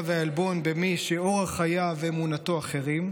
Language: Hebrew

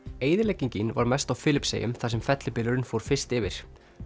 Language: Icelandic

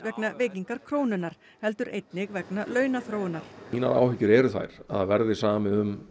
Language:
Icelandic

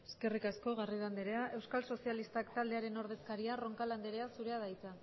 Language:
Basque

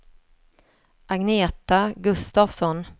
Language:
Swedish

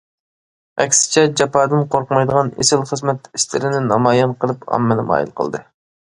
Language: Uyghur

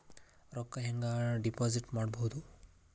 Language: Kannada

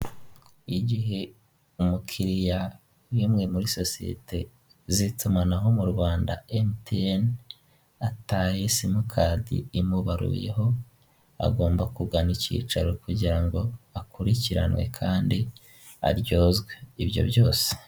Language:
Kinyarwanda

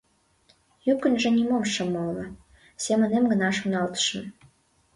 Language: Mari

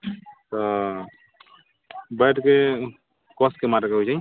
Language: Maithili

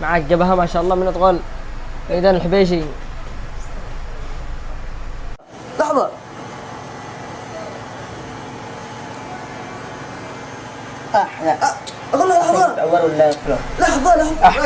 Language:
Arabic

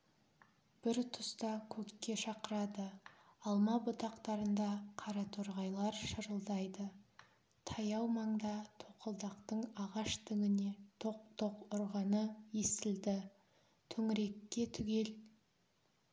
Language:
Kazakh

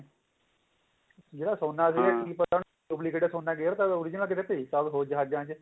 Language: Punjabi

